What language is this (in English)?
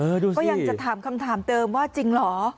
Thai